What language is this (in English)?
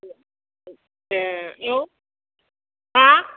Bodo